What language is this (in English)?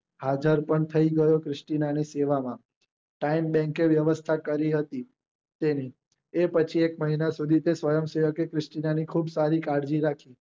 Gujarati